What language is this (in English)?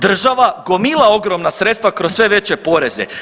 Croatian